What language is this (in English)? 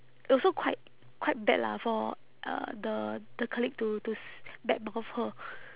English